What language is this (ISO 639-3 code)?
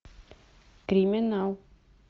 rus